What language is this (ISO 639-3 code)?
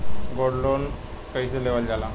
bho